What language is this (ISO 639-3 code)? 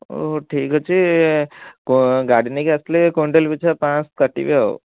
ori